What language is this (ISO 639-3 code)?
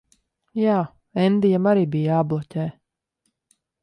lav